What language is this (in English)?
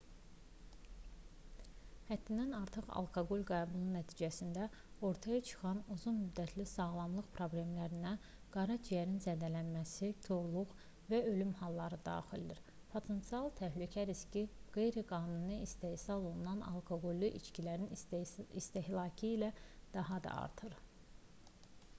Azerbaijani